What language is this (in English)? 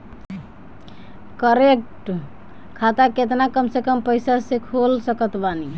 Bhojpuri